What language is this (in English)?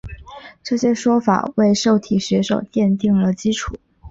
Chinese